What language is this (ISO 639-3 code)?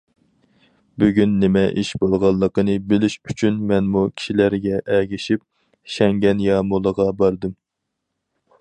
uig